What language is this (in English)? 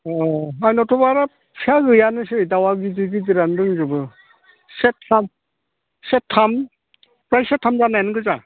Bodo